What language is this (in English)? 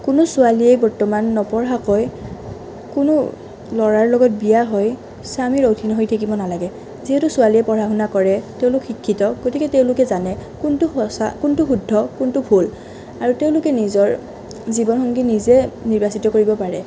Assamese